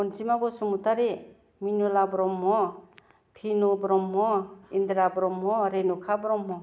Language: Bodo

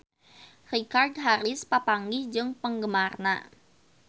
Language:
Sundanese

